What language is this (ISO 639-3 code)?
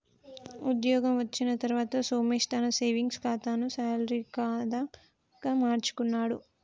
tel